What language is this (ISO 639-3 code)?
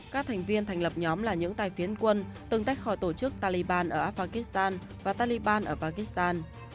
vie